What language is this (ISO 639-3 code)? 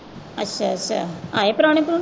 pan